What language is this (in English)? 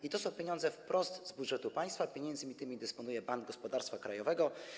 Polish